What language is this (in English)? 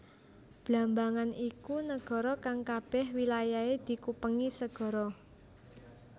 Javanese